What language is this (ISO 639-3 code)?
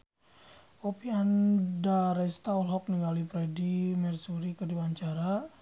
sun